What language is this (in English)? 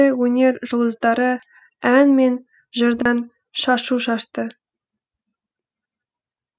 Kazakh